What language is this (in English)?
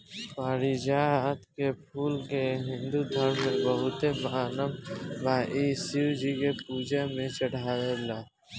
Bhojpuri